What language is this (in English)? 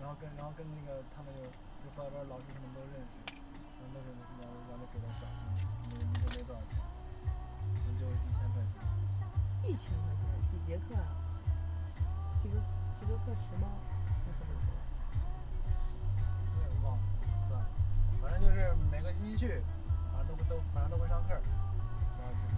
Chinese